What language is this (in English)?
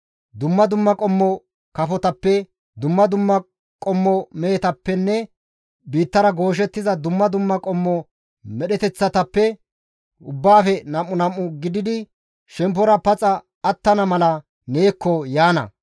Gamo